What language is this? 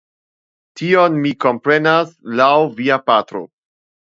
Esperanto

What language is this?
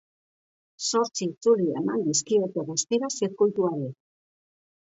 Basque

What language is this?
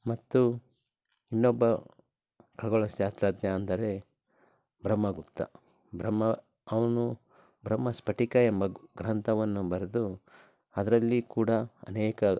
Kannada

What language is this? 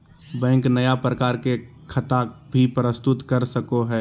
Magahi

